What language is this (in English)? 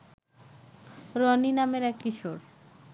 Bangla